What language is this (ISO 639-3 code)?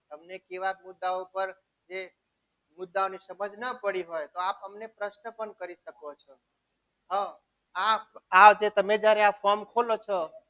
guj